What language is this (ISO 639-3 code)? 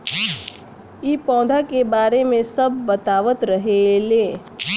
bho